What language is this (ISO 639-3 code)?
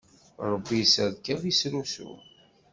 kab